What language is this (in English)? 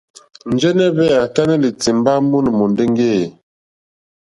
Mokpwe